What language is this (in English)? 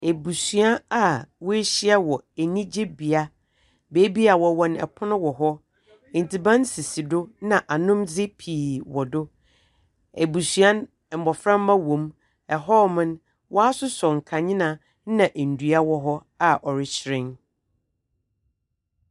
Akan